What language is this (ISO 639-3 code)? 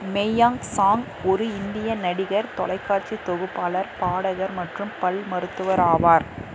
tam